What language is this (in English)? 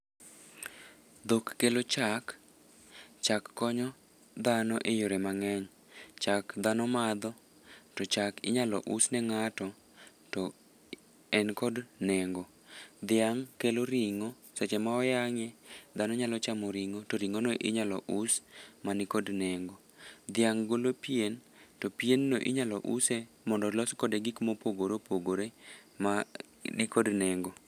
Luo (Kenya and Tanzania)